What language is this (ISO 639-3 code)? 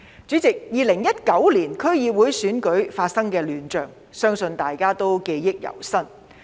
yue